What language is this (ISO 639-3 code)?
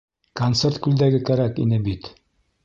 bak